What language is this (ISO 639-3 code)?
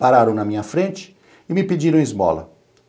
por